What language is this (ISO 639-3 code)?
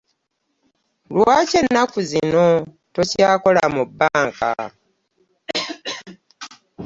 lug